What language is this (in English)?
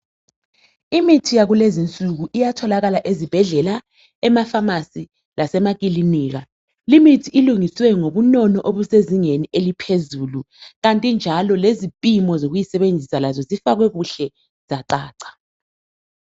North Ndebele